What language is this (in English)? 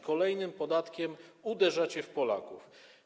Polish